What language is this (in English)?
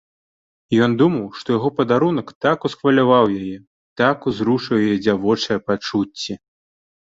Belarusian